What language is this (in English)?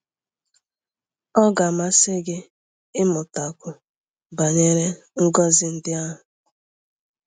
Igbo